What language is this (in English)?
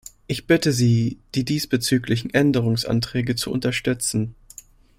German